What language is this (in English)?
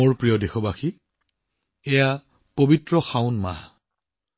Assamese